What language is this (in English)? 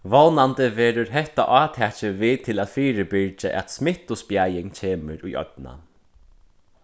Faroese